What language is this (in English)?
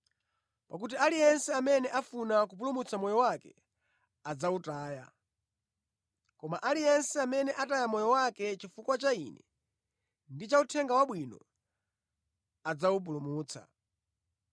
Nyanja